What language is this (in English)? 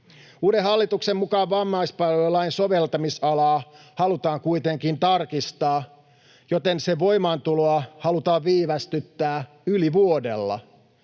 Finnish